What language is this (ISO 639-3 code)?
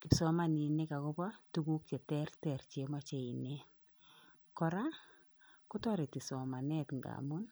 kln